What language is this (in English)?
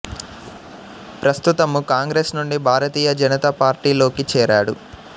Telugu